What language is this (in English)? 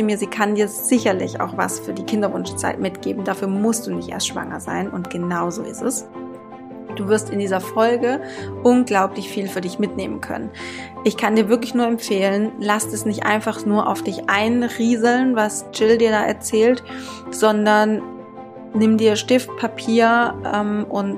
German